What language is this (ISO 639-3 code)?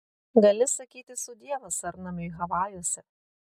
lit